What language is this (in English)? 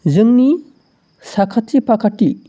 Bodo